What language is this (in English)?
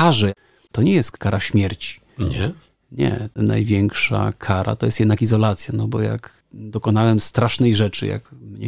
Polish